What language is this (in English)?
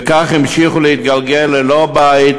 Hebrew